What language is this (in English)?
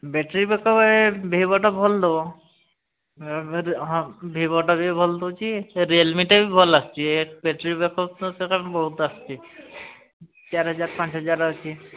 Odia